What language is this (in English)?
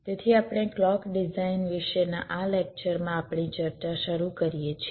Gujarati